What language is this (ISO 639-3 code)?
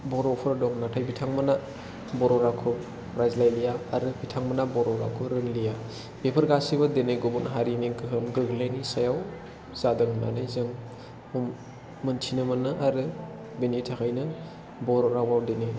brx